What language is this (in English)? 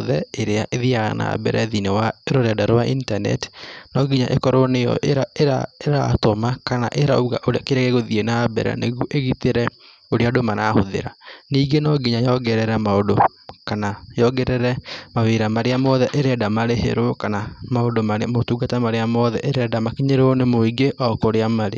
Kikuyu